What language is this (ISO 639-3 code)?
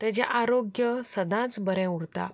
kok